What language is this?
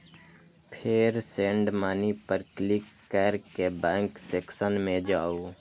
Maithili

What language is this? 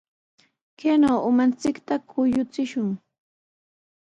Sihuas Ancash Quechua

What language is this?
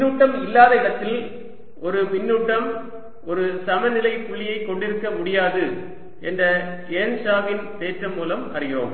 Tamil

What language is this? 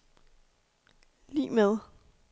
Danish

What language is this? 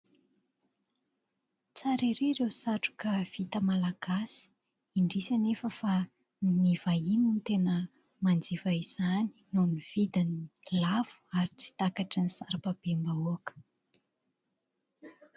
Malagasy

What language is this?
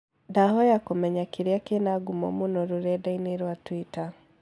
Kikuyu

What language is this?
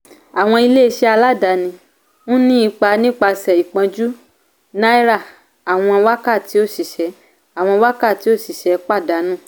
Yoruba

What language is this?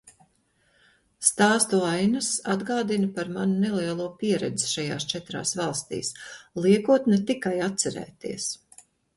Latvian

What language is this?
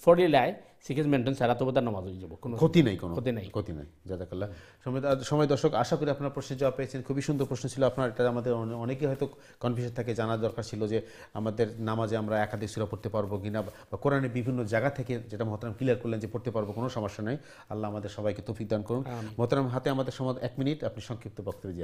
Arabic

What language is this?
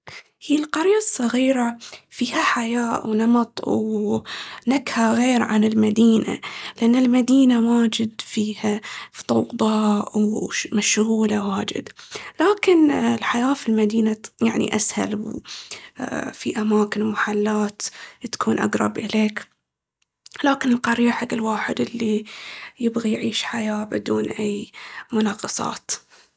Baharna Arabic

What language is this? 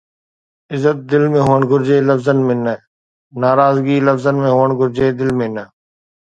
Sindhi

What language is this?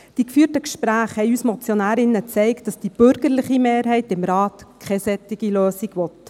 Swiss German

